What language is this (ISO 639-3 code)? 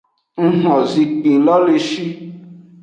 ajg